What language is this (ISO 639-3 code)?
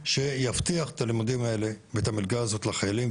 heb